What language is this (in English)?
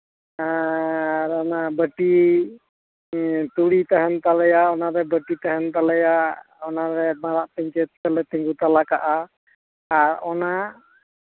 Santali